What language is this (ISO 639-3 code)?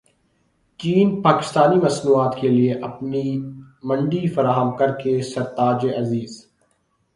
urd